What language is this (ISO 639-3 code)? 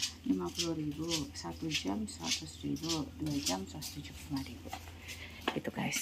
ind